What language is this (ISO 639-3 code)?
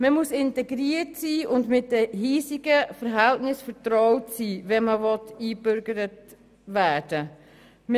gsw